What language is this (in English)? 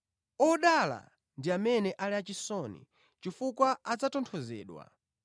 Nyanja